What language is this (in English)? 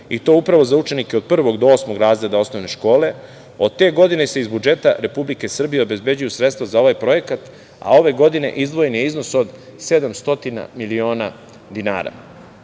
Serbian